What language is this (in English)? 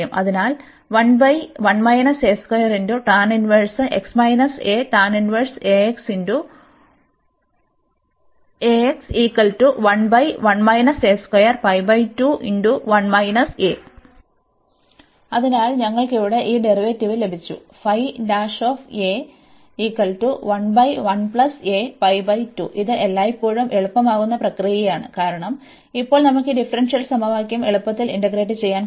Malayalam